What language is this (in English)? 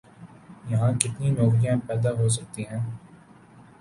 Urdu